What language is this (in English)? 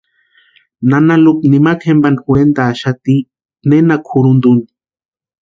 Western Highland Purepecha